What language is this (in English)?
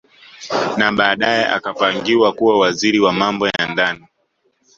Swahili